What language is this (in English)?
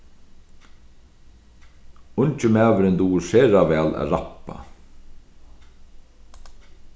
Faroese